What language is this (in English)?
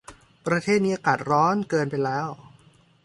Thai